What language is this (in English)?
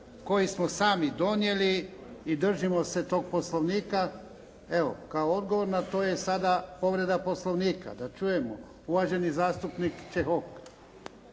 Croatian